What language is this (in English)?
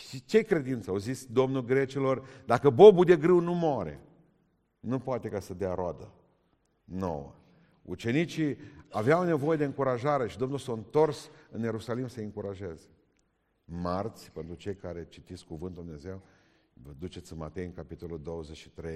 Romanian